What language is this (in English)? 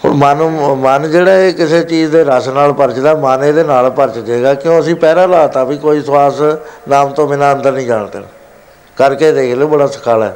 Punjabi